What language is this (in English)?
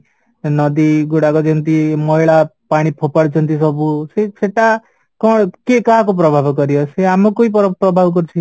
Odia